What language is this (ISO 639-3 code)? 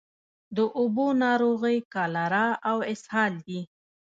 pus